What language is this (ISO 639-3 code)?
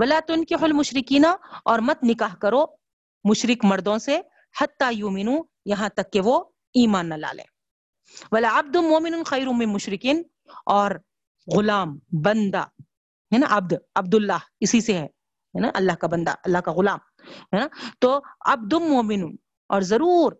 urd